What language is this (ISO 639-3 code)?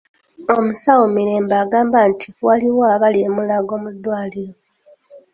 lug